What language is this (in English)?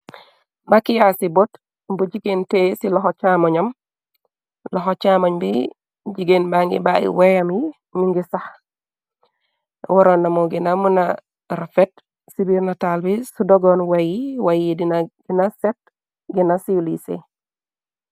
Wolof